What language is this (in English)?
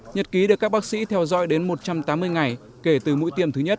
Vietnamese